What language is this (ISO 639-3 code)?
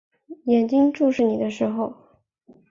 zho